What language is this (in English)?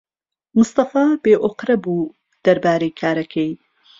Central Kurdish